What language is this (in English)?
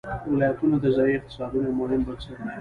Pashto